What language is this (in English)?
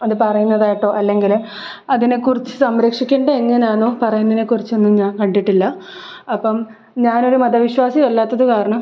Malayalam